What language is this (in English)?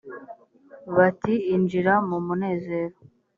Kinyarwanda